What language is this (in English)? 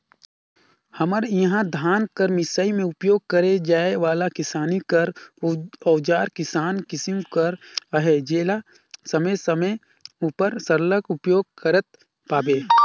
Chhattisgarhi